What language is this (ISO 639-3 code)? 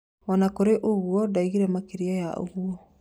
kik